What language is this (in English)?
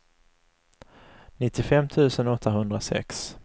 Swedish